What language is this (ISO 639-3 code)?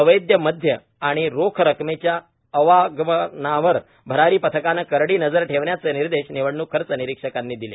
mar